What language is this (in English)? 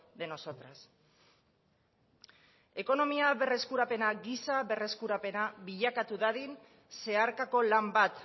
Basque